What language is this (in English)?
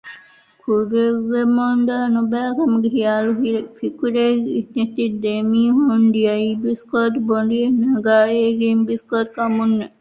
Divehi